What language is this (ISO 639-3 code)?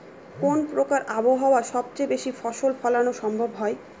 ben